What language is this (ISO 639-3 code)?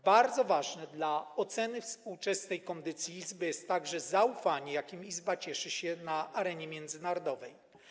pol